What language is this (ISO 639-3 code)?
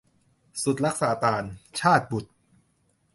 tha